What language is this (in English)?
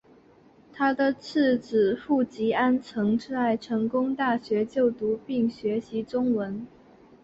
Chinese